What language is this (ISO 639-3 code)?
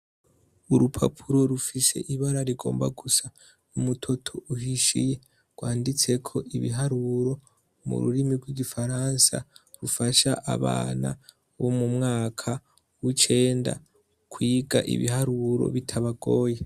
run